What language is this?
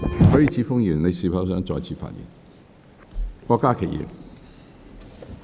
Cantonese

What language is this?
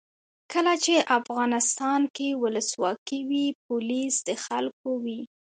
Pashto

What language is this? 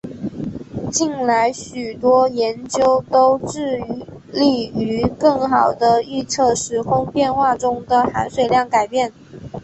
Chinese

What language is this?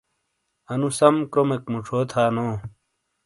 Shina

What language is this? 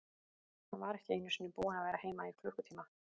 Icelandic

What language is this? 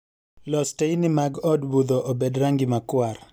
Luo (Kenya and Tanzania)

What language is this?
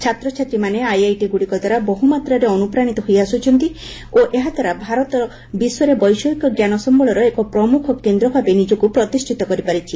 Odia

